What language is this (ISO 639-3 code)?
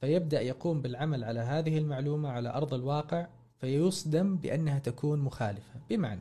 ara